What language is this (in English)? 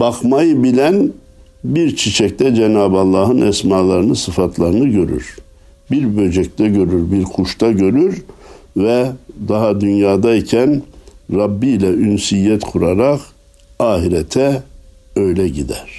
Turkish